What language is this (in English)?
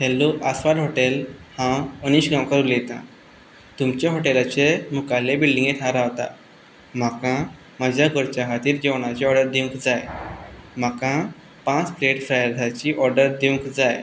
Konkani